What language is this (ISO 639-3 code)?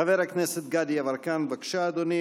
heb